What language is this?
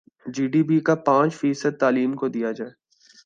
Urdu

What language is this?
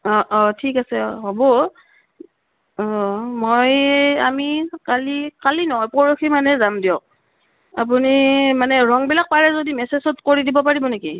Assamese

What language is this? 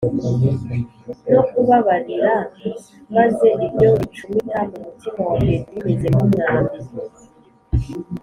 Kinyarwanda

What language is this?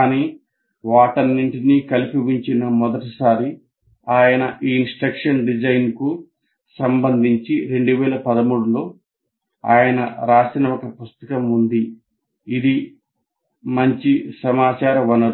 Telugu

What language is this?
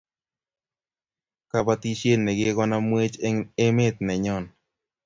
Kalenjin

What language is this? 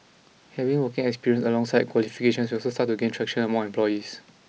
English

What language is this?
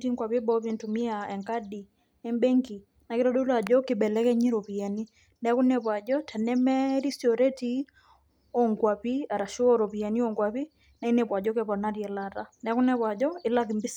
Masai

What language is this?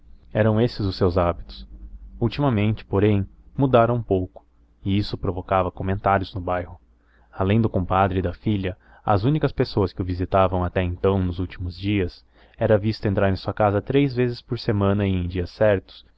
Portuguese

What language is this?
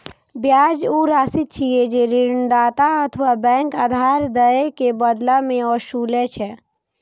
Maithili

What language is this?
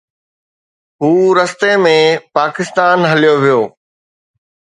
Sindhi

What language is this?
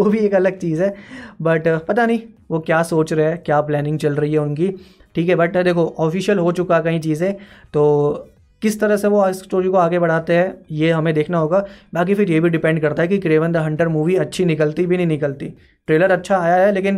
Hindi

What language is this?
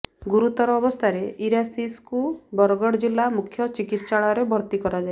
Odia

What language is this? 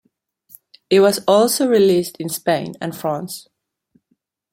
English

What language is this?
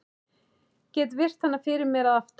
Icelandic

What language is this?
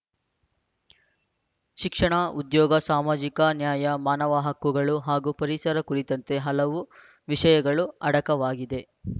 Kannada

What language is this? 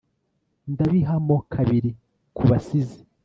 Kinyarwanda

